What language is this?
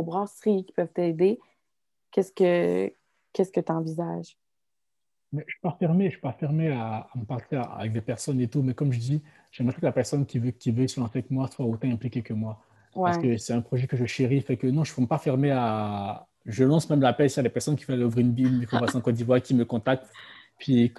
French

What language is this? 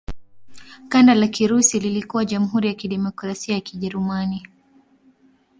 Swahili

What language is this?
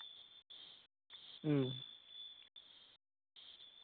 Santali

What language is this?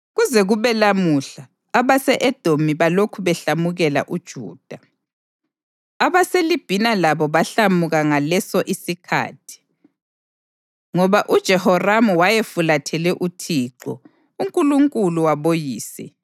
North Ndebele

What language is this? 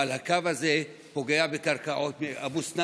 Hebrew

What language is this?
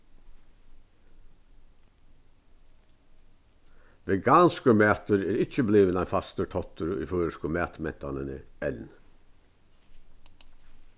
Faroese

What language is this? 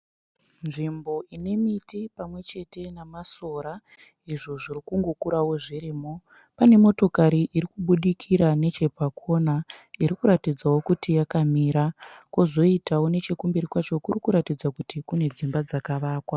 Shona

